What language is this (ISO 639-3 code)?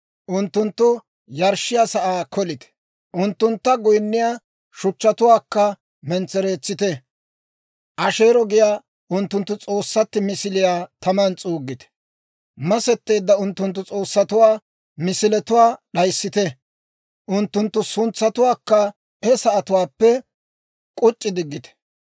dwr